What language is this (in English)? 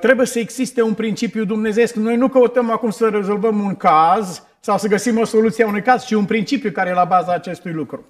Romanian